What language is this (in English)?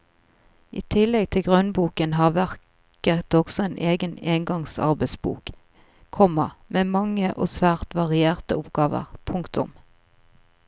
Norwegian